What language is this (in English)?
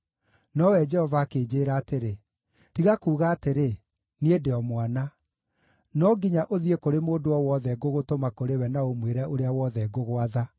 Kikuyu